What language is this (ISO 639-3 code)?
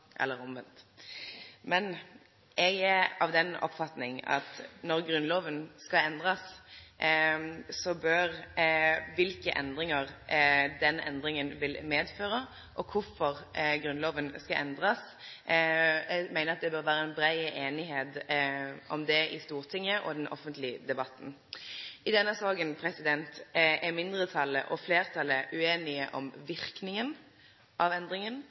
nno